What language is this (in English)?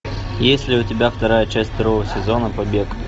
Russian